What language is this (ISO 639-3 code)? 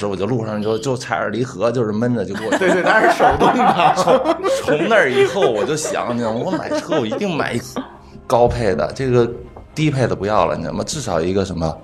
zho